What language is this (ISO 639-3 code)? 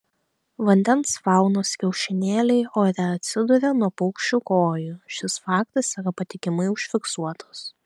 lit